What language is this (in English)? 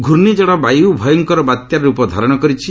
Odia